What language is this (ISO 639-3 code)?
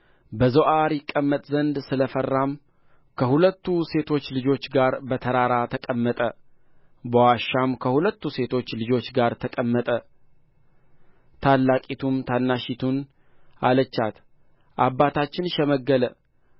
amh